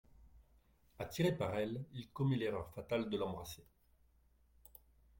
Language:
French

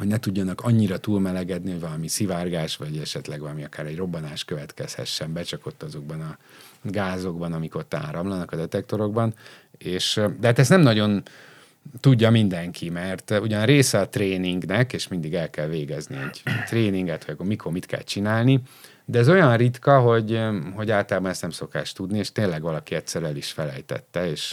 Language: Hungarian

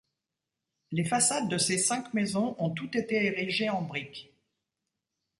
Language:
French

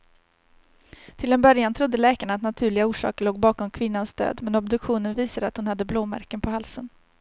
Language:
Swedish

